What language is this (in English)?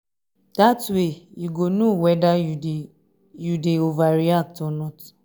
Nigerian Pidgin